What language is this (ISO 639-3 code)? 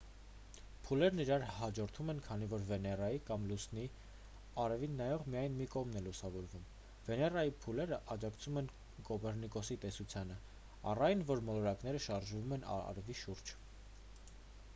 hye